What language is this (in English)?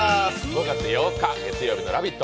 Japanese